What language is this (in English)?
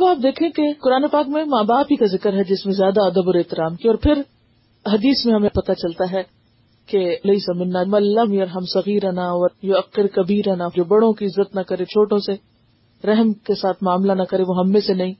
Urdu